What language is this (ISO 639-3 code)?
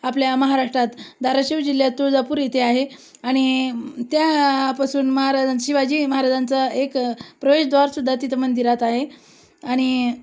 mar